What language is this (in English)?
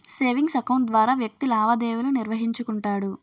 Telugu